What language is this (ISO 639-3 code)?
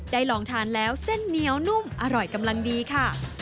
tha